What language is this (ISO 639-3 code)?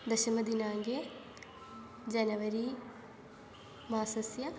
san